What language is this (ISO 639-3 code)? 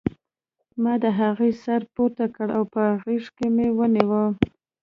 pus